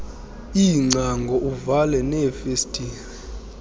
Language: Xhosa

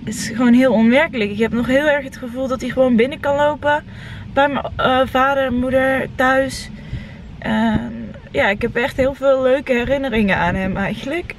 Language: Dutch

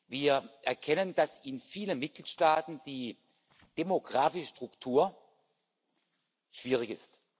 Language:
German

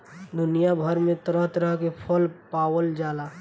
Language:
Bhojpuri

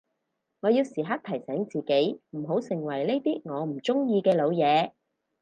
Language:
Cantonese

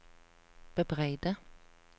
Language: Norwegian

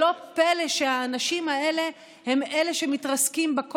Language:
Hebrew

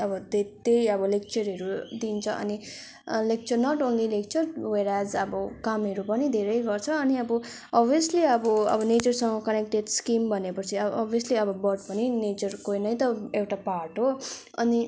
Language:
Nepali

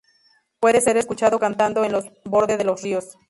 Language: Spanish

